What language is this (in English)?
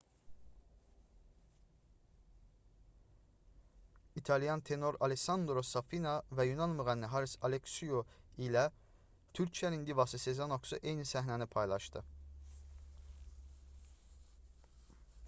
Azerbaijani